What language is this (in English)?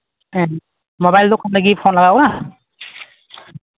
Santali